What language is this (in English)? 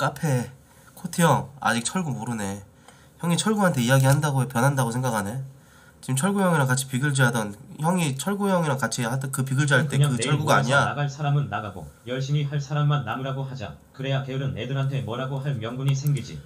Korean